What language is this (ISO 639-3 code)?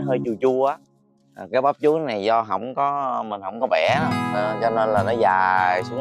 vie